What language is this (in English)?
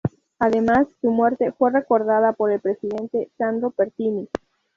Spanish